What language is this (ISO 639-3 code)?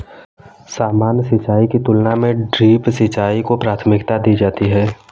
hin